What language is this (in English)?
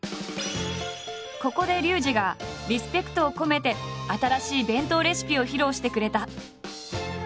Japanese